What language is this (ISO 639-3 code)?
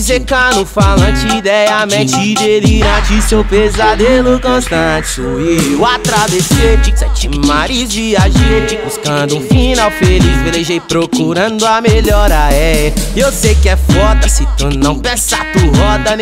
por